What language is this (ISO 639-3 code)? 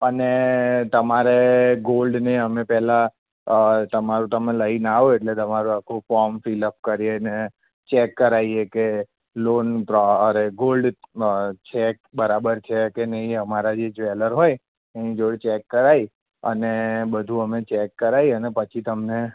guj